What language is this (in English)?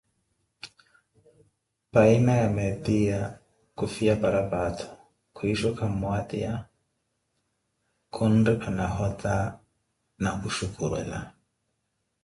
Koti